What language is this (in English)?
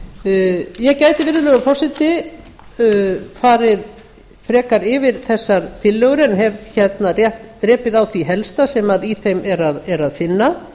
Icelandic